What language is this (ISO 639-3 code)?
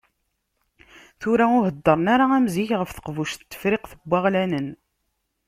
kab